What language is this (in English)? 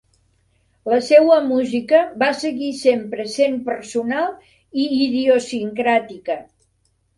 Catalan